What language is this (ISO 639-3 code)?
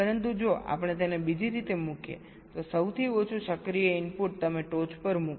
guj